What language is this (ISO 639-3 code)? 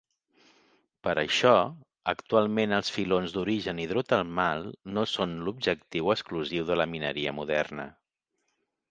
cat